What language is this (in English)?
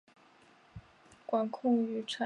Chinese